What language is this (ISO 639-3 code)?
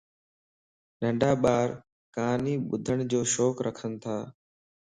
lss